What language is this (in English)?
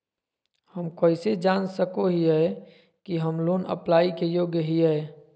Magahi